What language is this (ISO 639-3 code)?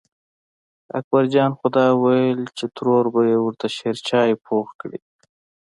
pus